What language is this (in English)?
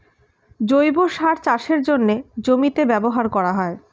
Bangla